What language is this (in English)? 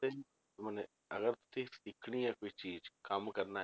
Punjabi